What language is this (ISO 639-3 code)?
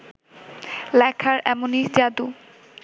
ben